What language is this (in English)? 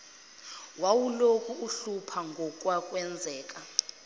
Zulu